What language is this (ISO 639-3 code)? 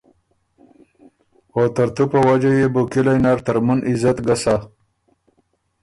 oru